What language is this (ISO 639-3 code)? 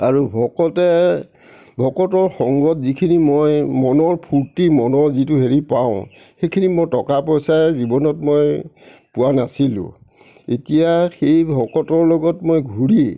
asm